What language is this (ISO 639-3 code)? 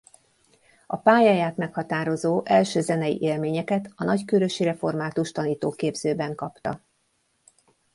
hun